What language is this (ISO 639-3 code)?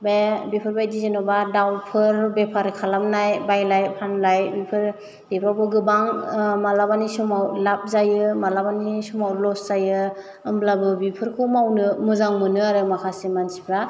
brx